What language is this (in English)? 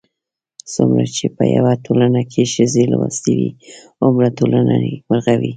Pashto